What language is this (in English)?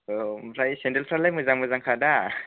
Bodo